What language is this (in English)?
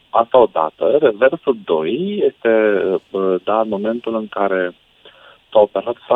Romanian